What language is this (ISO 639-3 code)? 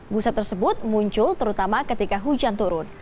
ind